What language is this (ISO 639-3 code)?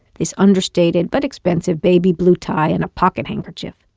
eng